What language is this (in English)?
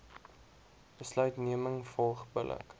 Afrikaans